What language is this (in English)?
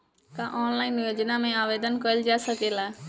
Bhojpuri